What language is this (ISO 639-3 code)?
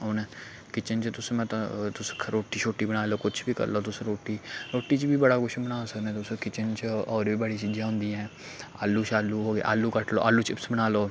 doi